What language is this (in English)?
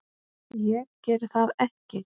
Icelandic